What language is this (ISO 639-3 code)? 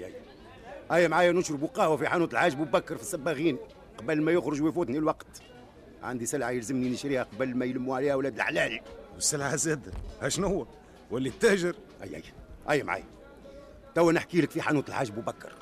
ara